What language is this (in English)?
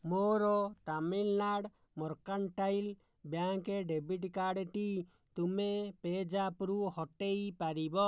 Odia